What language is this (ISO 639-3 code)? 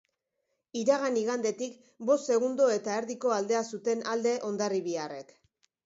eus